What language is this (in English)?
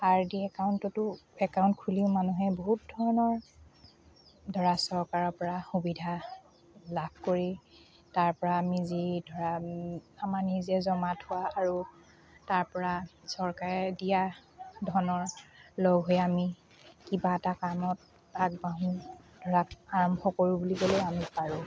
Assamese